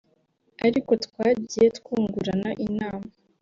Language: Kinyarwanda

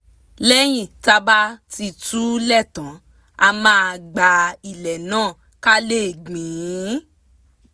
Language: Yoruba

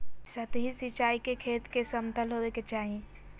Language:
Magahi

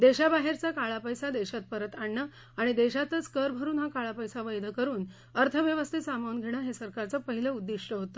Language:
Marathi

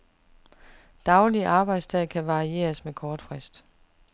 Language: Danish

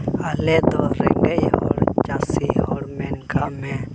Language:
Santali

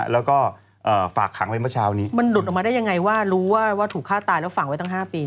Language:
Thai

